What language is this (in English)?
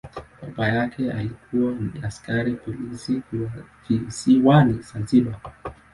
Swahili